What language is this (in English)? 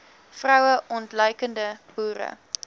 Afrikaans